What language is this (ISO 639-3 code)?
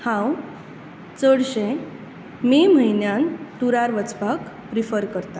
kok